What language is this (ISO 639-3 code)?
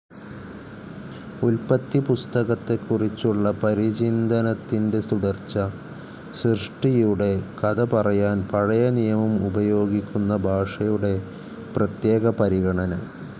mal